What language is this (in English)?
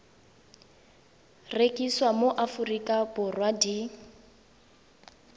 Tswana